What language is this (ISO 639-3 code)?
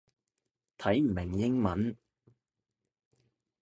yue